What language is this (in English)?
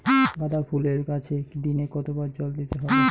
Bangla